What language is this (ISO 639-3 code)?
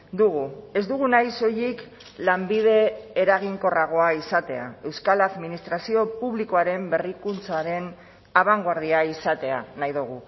eus